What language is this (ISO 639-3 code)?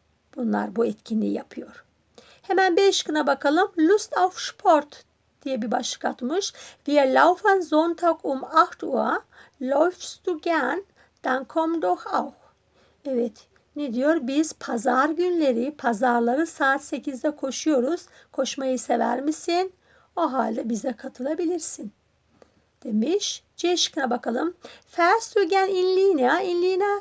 tur